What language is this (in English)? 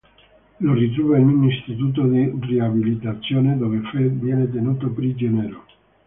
Italian